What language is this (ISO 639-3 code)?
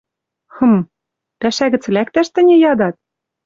mrj